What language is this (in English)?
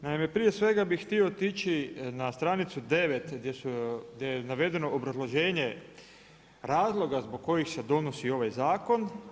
Croatian